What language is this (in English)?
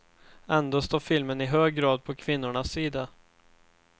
Swedish